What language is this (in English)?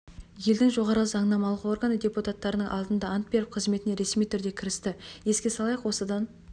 Kazakh